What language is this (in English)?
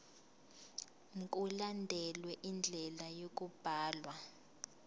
Zulu